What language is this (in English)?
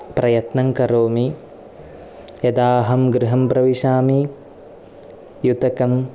Sanskrit